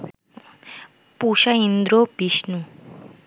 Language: Bangla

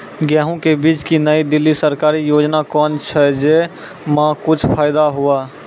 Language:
Maithili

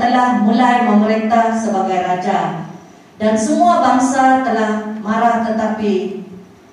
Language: Malay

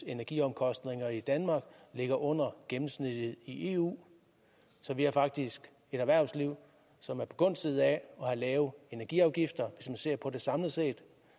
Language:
Danish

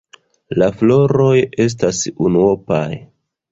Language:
Esperanto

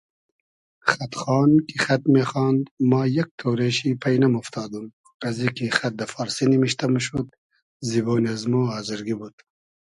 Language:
Hazaragi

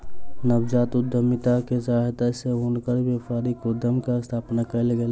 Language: Maithili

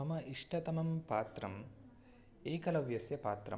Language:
Sanskrit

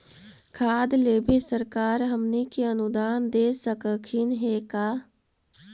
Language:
Magahi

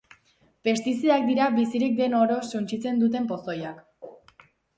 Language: Basque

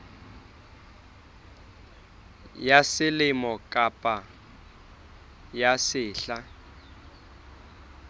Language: Southern Sotho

